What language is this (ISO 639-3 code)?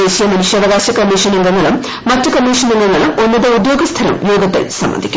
mal